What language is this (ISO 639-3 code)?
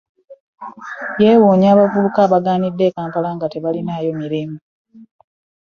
lug